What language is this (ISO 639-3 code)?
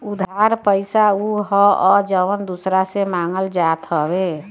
bho